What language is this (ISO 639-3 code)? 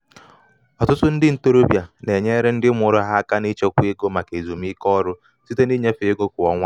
ibo